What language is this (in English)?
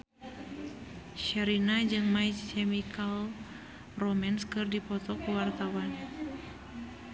Sundanese